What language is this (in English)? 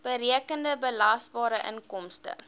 Afrikaans